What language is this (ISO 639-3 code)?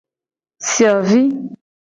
gej